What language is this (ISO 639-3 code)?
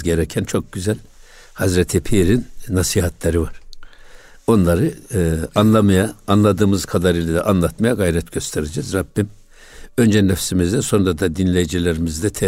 tur